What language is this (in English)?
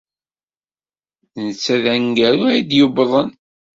Kabyle